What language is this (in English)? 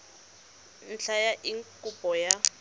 Tswana